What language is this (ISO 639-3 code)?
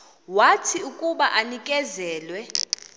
xho